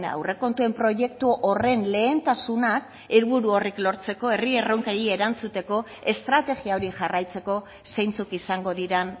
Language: Basque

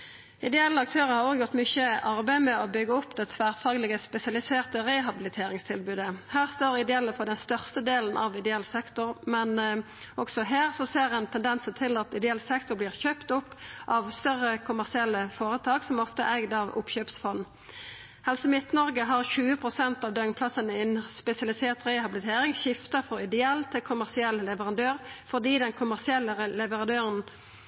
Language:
Norwegian Nynorsk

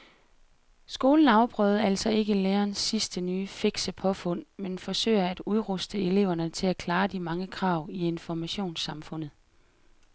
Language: Danish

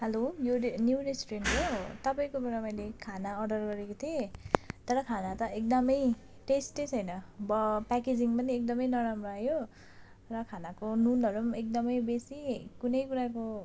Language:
Nepali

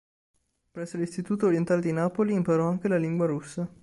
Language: Italian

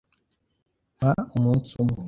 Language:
Kinyarwanda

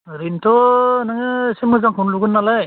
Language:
Bodo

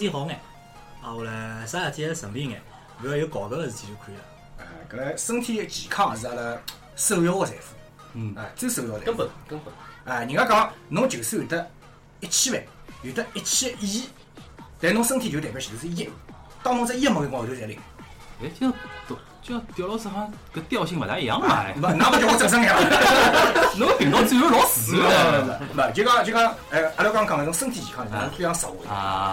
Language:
Chinese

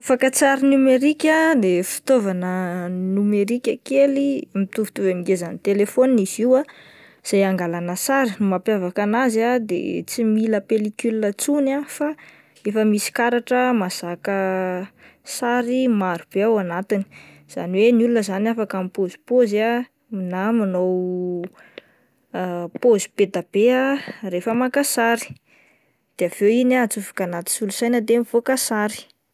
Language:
Malagasy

